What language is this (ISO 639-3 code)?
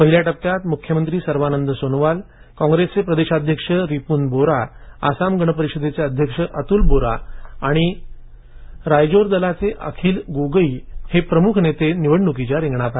mar